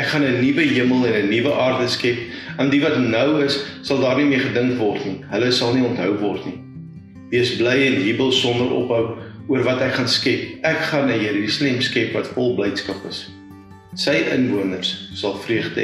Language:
Dutch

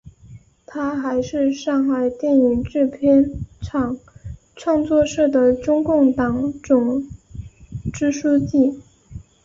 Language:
Chinese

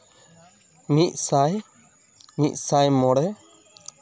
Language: Santali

